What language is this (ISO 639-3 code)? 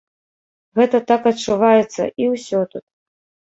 bel